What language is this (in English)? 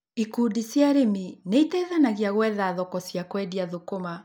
Kikuyu